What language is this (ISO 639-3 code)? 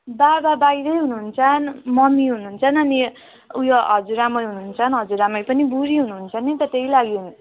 nep